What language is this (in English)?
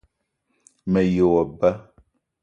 Eton (Cameroon)